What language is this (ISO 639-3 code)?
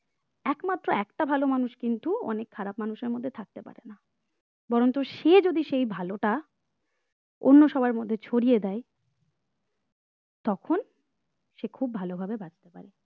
ben